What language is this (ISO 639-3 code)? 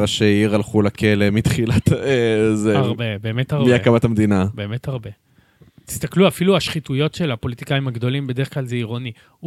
heb